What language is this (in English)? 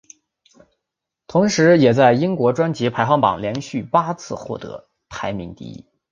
Chinese